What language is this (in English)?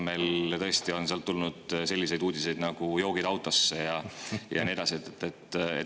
Estonian